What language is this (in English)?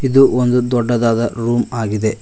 Kannada